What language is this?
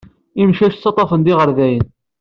Kabyle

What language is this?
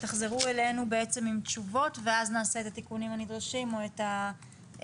Hebrew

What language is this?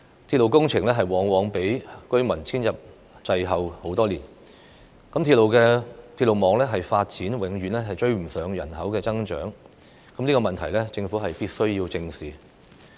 Cantonese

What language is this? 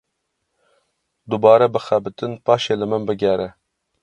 Kurdish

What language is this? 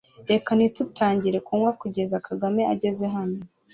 Kinyarwanda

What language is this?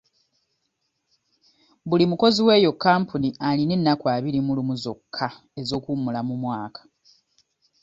Ganda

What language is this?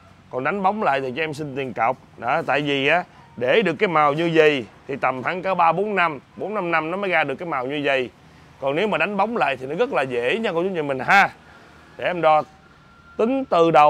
Vietnamese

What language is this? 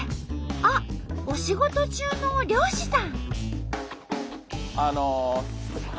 Japanese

